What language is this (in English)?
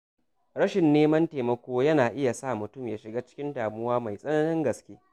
Hausa